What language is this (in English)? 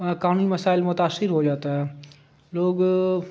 Urdu